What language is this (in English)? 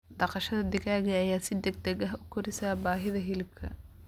Somali